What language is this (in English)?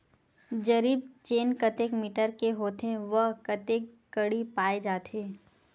Chhattisgarhi